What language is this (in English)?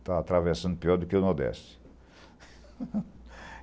Portuguese